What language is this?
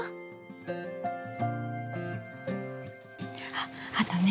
Japanese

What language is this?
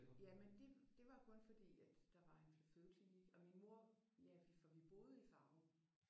Danish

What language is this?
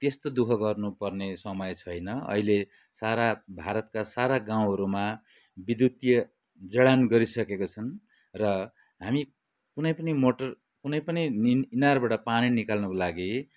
Nepali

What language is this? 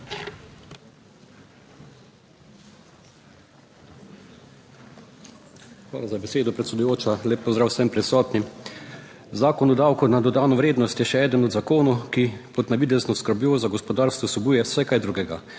Slovenian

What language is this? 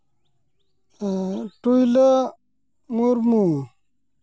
Santali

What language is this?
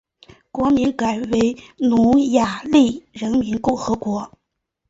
Chinese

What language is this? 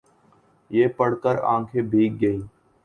Urdu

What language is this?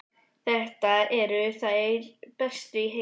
Icelandic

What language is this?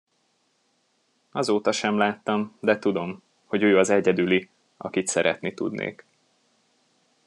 Hungarian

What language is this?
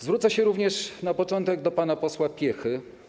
Polish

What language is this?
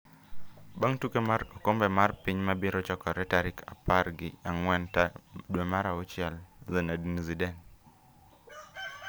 Luo (Kenya and Tanzania)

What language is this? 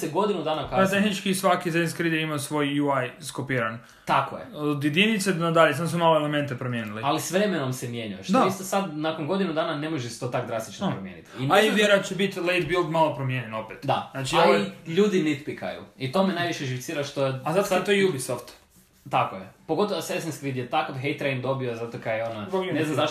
Croatian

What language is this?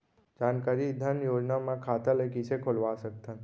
Chhattisgarhi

